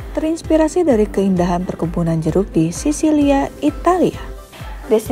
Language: Indonesian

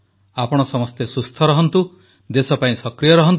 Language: Odia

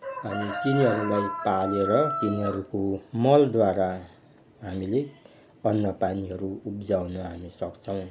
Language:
Nepali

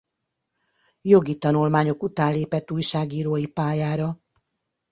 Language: Hungarian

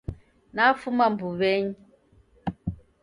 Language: Taita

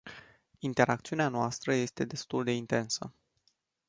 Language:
Romanian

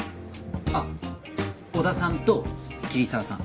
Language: Japanese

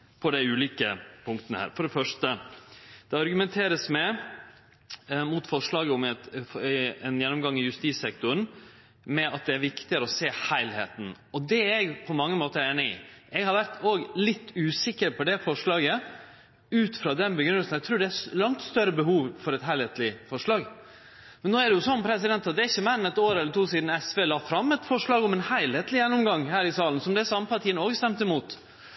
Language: Norwegian Nynorsk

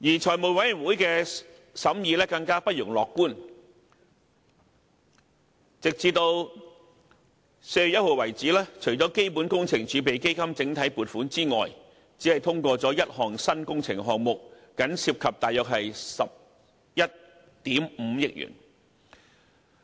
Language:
Cantonese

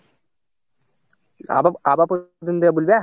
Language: Bangla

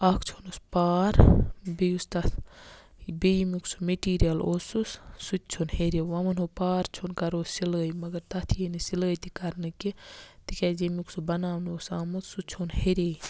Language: Kashmiri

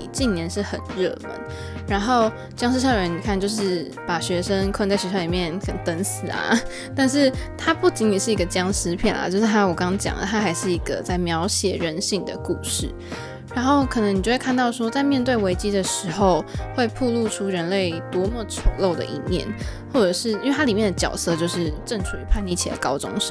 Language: Chinese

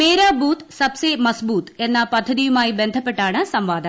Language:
Malayalam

